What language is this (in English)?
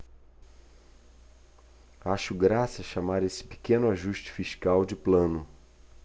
Portuguese